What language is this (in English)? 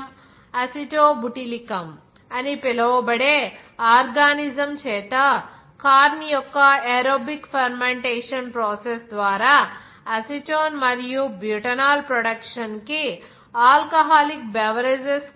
Telugu